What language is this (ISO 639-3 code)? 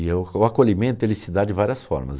por